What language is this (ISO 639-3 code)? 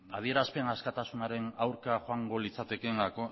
eus